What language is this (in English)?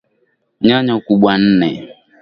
Swahili